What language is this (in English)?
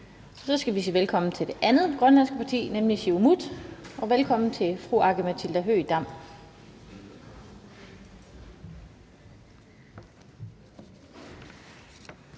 Danish